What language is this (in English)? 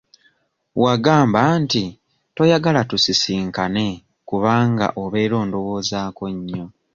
Ganda